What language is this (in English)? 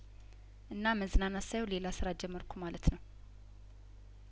Amharic